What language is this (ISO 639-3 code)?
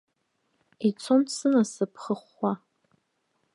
abk